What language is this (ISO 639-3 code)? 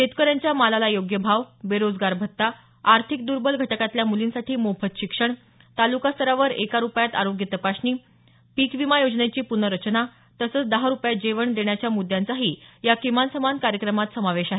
mar